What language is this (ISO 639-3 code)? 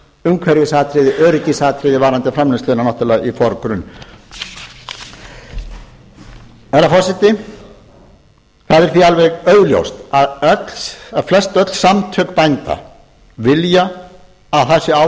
isl